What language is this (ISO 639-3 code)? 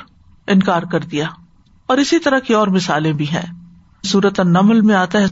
urd